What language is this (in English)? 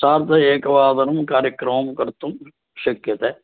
Sanskrit